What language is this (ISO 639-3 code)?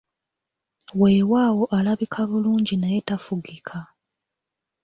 lug